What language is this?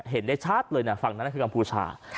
Thai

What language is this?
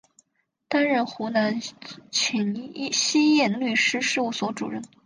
Chinese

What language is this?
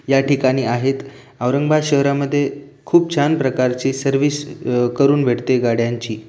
Marathi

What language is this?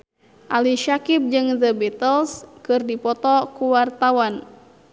Sundanese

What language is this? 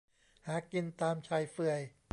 Thai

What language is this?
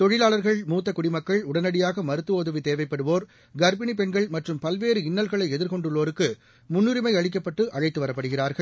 Tamil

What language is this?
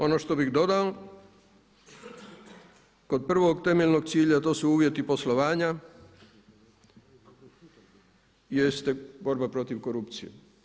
Croatian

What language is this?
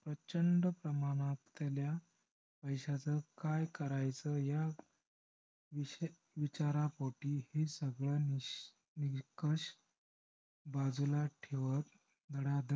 Marathi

